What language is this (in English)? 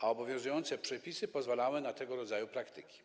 Polish